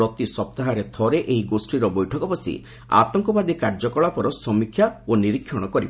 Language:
Odia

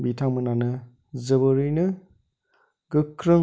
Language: Bodo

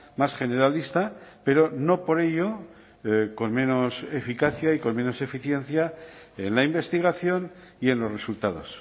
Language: Spanish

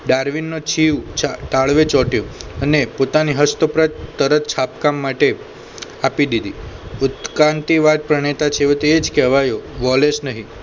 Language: Gujarati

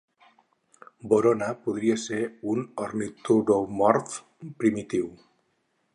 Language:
Catalan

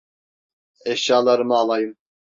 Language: Turkish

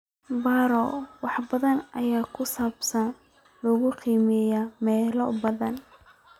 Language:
Somali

